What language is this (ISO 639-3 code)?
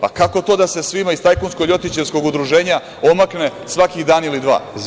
srp